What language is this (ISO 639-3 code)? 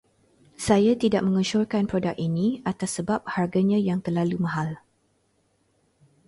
msa